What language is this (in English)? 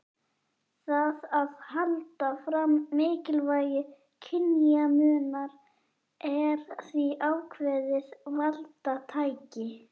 Icelandic